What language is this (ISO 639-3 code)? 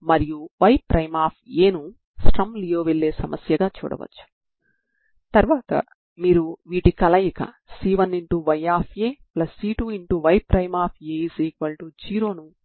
tel